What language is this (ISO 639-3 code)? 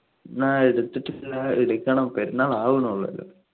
mal